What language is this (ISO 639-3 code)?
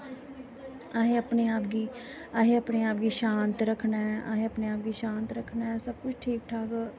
doi